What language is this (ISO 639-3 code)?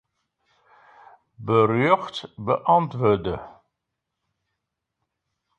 fry